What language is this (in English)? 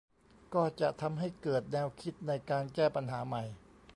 Thai